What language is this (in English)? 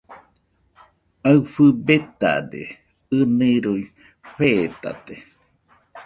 Nüpode Huitoto